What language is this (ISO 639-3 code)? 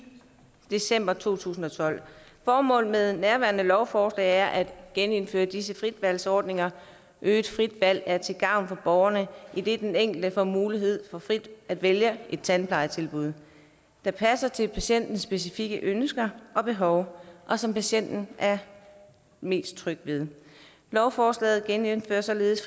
dan